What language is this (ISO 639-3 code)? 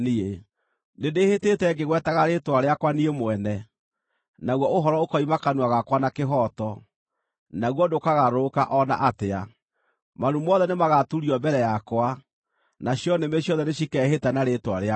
kik